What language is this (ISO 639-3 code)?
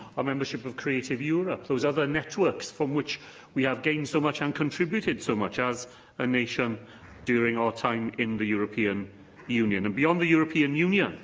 eng